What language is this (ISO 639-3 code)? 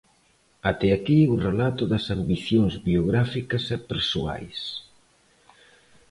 glg